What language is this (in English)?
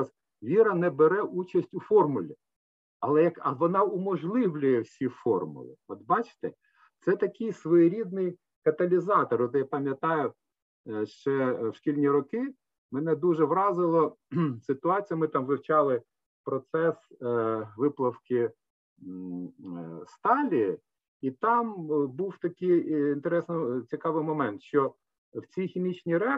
Ukrainian